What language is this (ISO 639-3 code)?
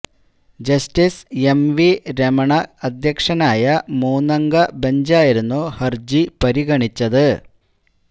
mal